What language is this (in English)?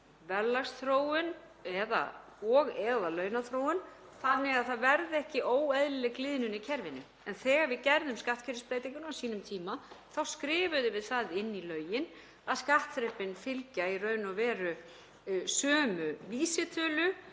Icelandic